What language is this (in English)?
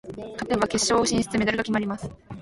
Japanese